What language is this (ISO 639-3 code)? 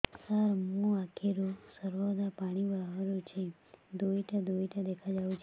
ori